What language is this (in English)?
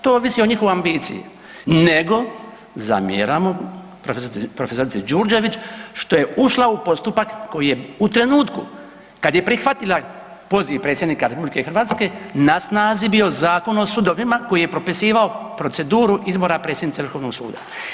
Croatian